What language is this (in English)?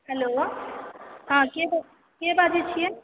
Maithili